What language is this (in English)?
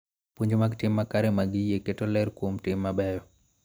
Luo (Kenya and Tanzania)